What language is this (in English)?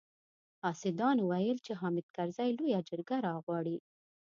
Pashto